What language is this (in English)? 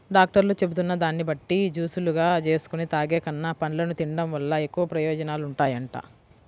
Telugu